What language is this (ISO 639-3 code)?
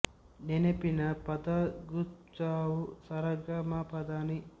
kan